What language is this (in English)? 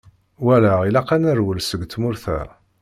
Kabyle